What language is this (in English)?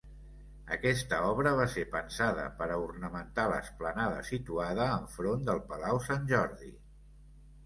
Catalan